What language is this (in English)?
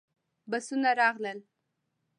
Pashto